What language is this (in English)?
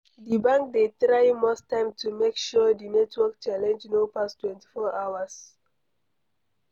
Nigerian Pidgin